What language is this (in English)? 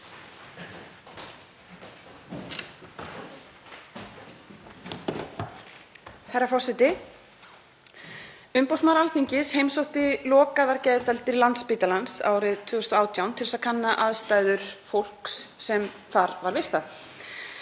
Icelandic